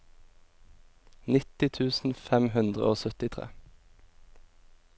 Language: Norwegian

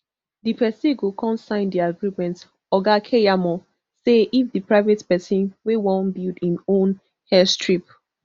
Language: Nigerian Pidgin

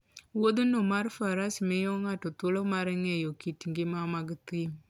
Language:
Luo (Kenya and Tanzania)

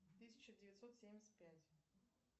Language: Russian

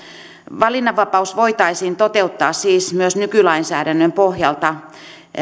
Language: Finnish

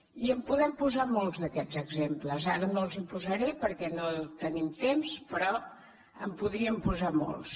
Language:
Catalan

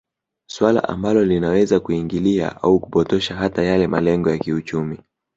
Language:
Swahili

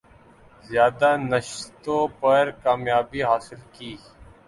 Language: Urdu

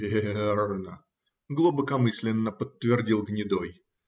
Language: Russian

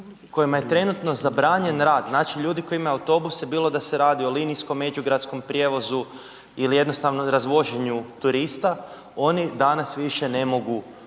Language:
Croatian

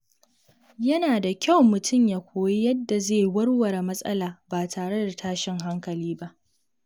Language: Hausa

